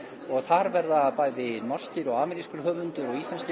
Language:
Icelandic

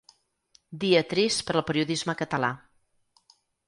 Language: Catalan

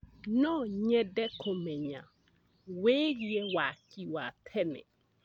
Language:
Kikuyu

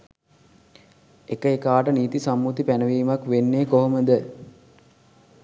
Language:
Sinhala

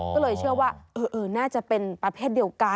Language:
Thai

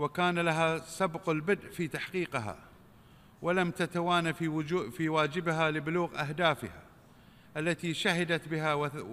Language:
Arabic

